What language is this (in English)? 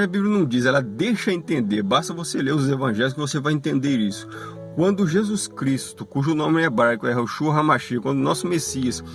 Portuguese